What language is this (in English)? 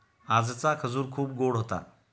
Marathi